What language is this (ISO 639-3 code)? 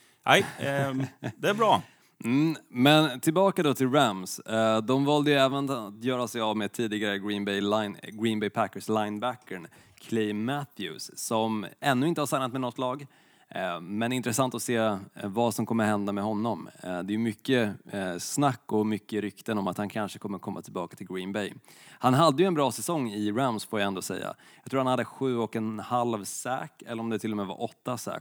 swe